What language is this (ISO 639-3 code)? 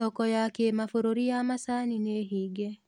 kik